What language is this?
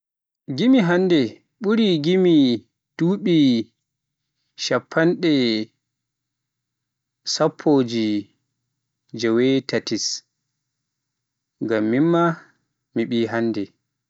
Pular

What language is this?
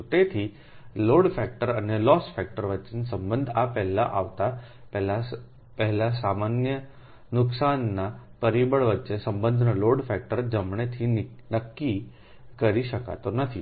Gujarati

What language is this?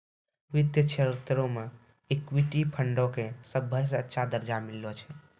Maithili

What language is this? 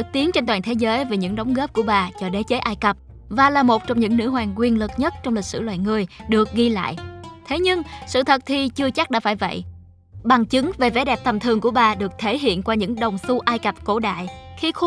Vietnamese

